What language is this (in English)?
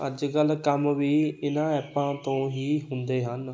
Punjabi